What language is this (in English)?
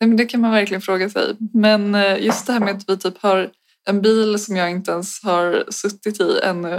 Swedish